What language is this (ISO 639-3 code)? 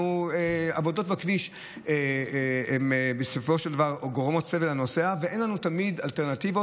heb